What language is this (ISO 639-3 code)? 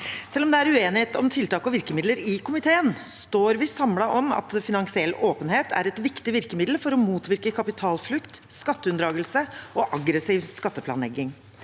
nor